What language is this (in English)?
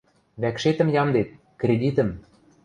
Western Mari